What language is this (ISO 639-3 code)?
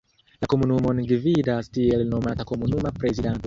epo